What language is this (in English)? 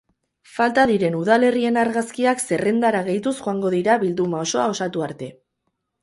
Basque